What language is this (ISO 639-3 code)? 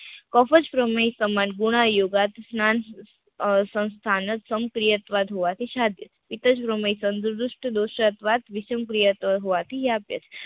guj